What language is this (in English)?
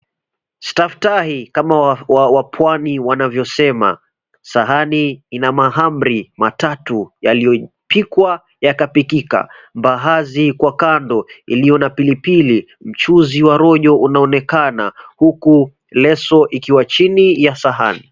Swahili